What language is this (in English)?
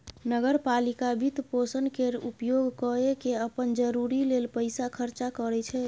Maithili